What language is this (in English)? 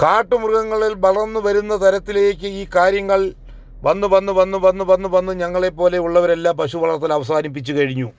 Malayalam